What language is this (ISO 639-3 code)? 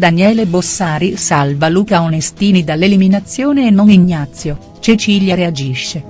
ita